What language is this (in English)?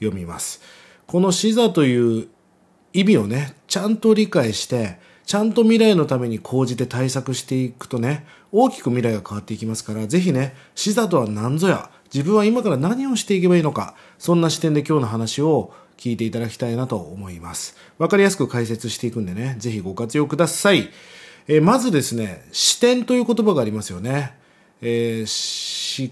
Japanese